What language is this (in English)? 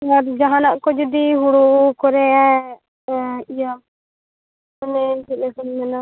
Santali